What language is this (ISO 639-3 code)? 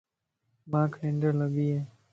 lss